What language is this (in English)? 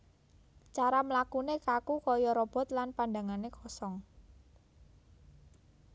Javanese